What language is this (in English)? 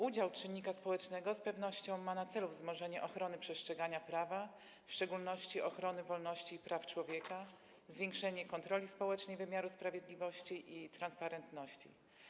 Polish